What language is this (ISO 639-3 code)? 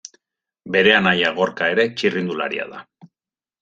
eus